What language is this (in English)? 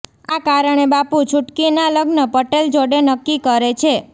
Gujarati